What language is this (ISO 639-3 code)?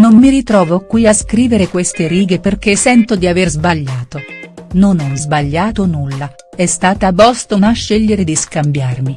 ita